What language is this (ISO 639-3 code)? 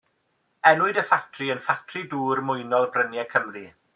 cym